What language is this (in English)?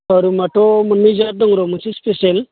Bodo